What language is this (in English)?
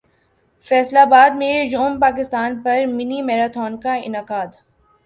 Urdu